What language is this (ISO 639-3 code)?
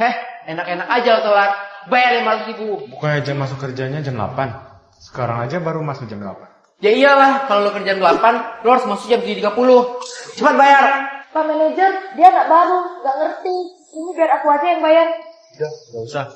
ind